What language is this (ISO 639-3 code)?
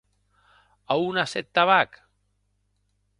oci